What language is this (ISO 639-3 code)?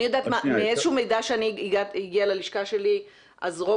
heb